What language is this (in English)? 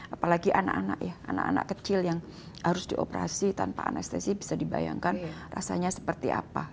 Indonesian